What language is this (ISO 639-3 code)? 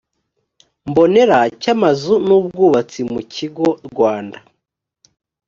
kin